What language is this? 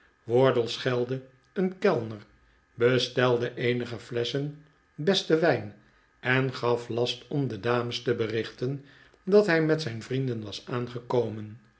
Dutch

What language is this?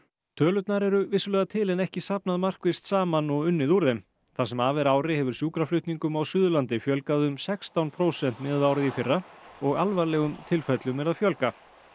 Icelandic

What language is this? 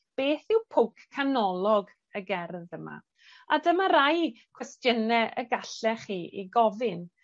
Welsh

